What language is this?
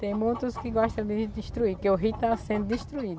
Portuguese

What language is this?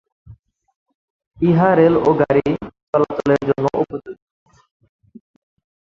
Bangla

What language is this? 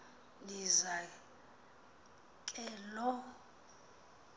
Xhosa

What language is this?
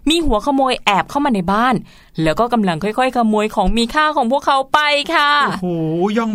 Thai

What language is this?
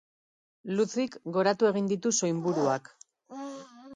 Basque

